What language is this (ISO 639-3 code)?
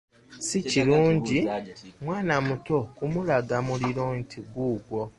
lug